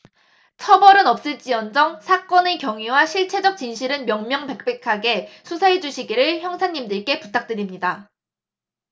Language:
Korean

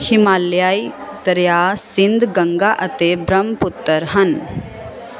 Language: Punjabi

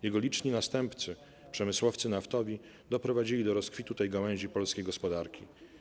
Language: Polish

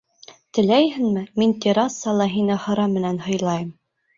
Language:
Bashkir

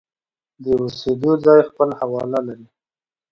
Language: Pashto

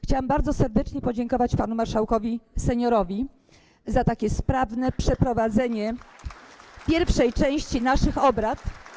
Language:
Polish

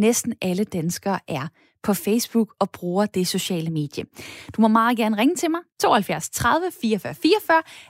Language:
Danish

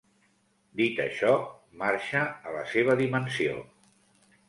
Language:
Catalan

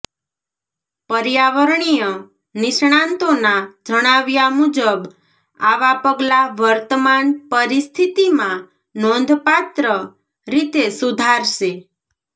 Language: Gujarati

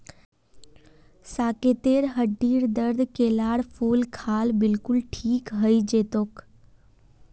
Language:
Magahi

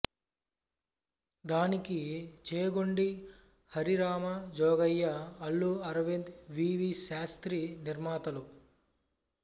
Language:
Telugu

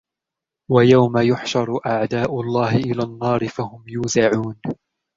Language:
Arabic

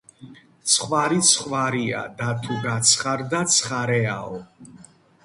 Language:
Georgian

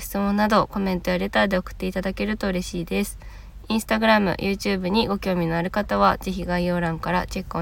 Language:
Japanese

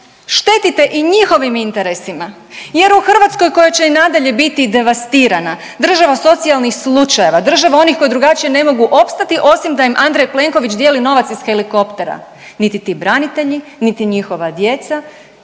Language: Croatian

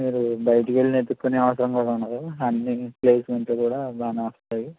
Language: Telugu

